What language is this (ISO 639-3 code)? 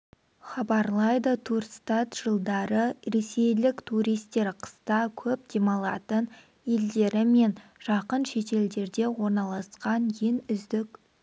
kaz